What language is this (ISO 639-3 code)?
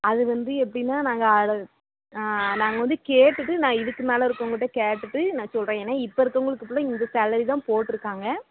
tam